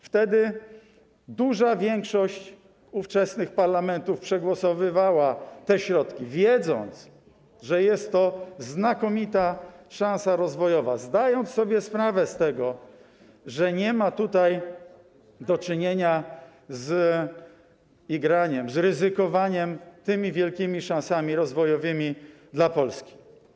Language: Polish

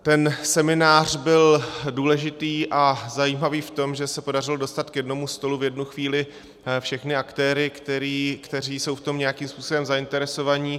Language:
Czech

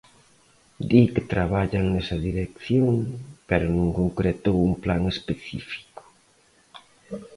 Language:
Galician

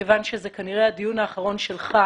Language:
Hebrew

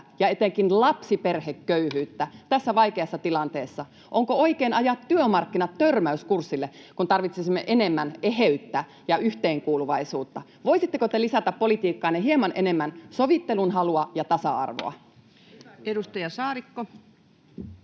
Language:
Finnish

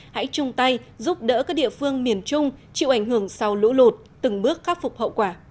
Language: Vietnamese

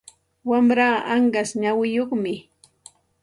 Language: Santa Ana de Tusi Pasco Quechua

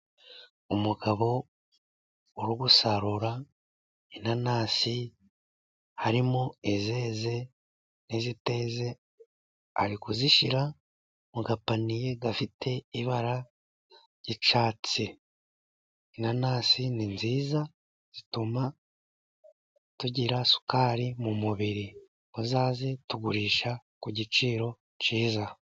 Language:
Kinyarwanda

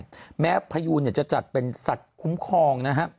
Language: Thai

